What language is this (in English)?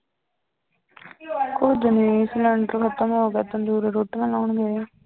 Punjabi